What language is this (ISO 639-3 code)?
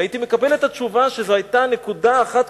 heb